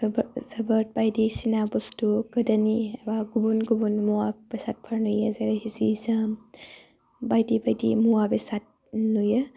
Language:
Bodo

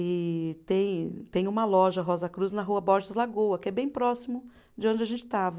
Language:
Portuguese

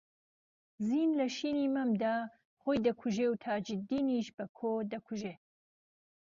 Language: Central Kurdish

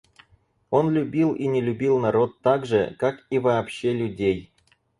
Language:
Russian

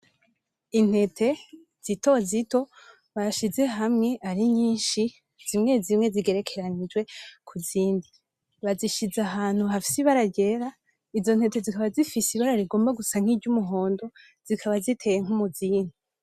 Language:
Rundi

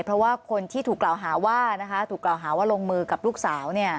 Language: Thai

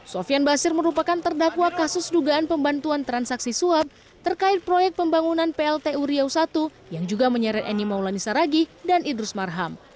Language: Indonesian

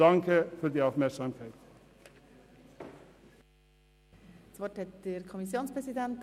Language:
Swiss German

